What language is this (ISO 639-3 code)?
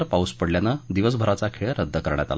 mar